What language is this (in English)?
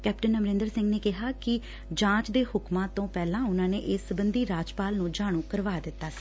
Punjabi